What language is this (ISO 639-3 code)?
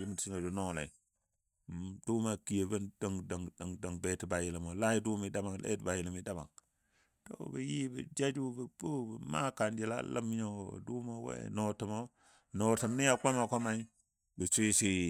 dbd